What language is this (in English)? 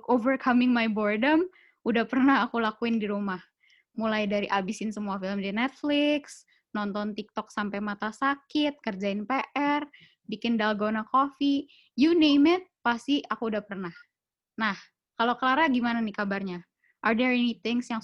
Indonesian